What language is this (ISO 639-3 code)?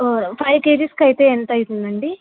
tel